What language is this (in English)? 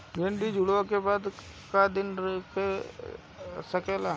Bhojpuri